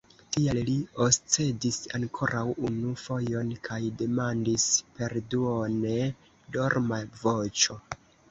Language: Esperanto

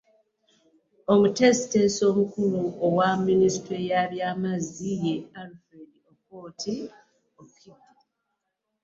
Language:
Ganda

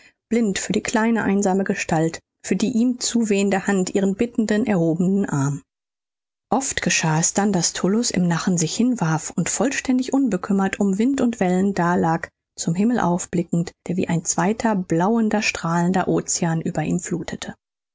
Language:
German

